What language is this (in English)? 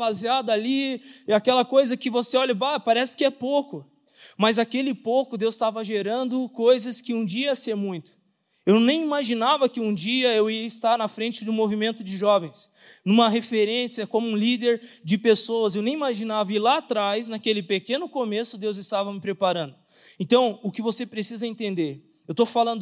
Portuguese